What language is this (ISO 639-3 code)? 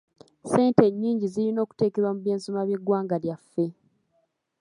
lug